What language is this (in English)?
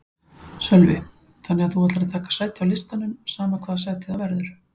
Icelandic